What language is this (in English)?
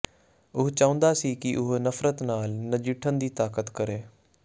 Punjabi